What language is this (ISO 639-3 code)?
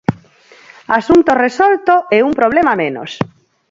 glg